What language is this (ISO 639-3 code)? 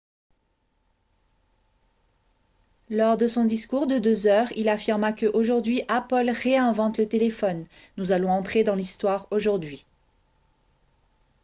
fra